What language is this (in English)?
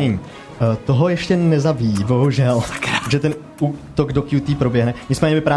Czech